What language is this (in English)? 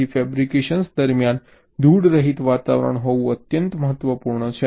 Gujarati